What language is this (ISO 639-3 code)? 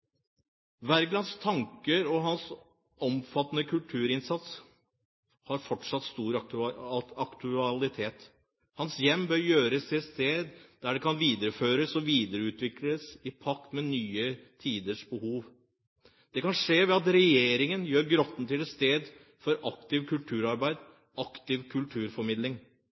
nob